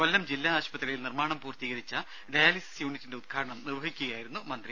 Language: Malayalam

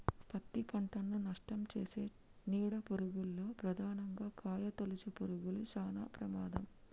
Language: Telugu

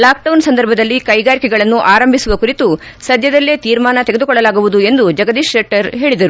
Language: Kannada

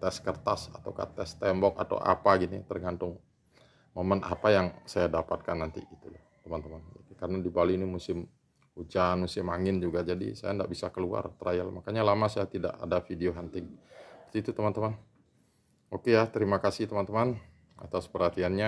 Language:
Indonesian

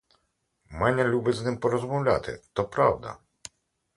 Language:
Ukrainian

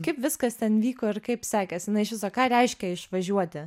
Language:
Lithuanian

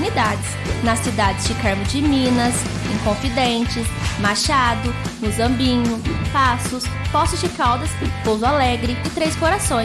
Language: Portuguese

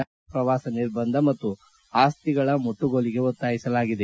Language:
Kannada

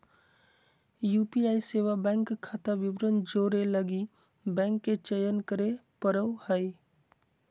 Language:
Magahi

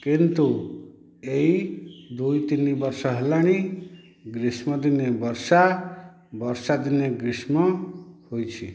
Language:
Odia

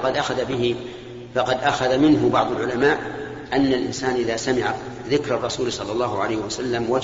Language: Arabic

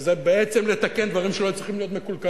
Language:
Hebrew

